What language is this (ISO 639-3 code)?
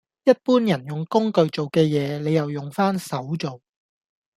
yue